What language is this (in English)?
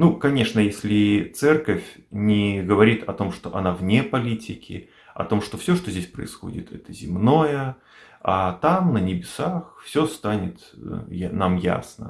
Russian